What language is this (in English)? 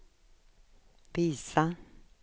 Swedish